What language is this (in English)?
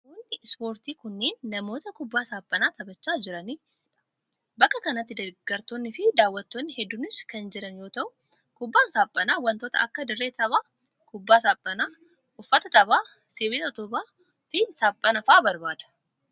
Oromo